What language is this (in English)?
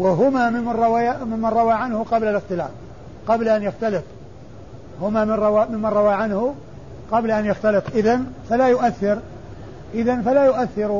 Arabic